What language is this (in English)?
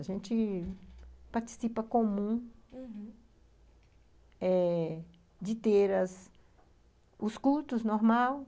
Portuguese